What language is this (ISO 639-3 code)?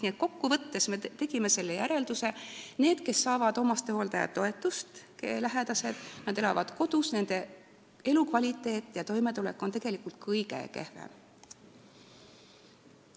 est